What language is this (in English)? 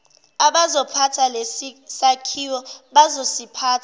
Zulu